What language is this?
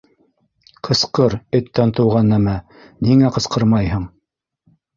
Bashkir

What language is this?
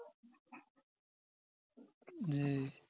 Bangla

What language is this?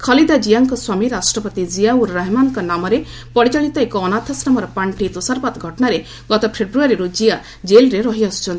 Odia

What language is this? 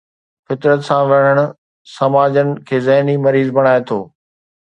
Sindhi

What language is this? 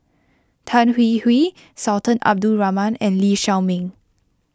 English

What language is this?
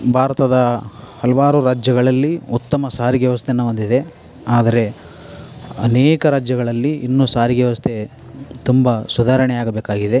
Kannada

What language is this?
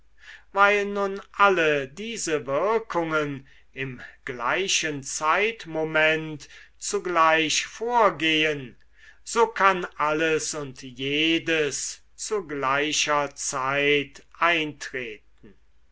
German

